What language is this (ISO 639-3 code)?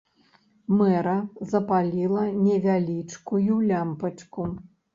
bel